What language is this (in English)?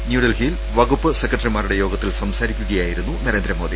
Malayalam